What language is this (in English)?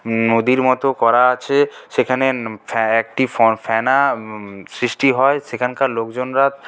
Bangla